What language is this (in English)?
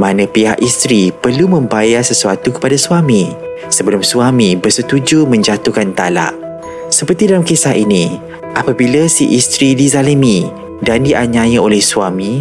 Malay